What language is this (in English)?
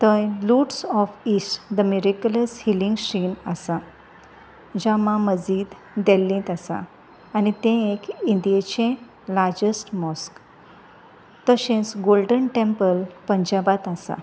Konkani